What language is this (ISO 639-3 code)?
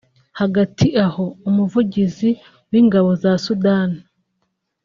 kin